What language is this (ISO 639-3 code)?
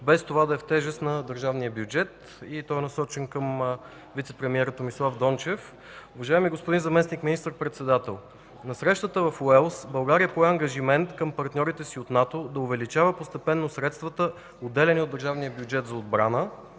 bul